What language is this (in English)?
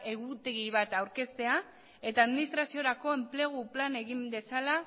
Basque